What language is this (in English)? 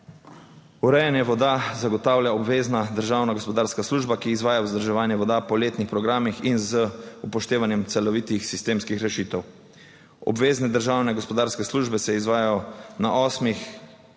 Slovenian